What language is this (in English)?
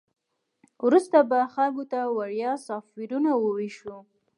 Pashto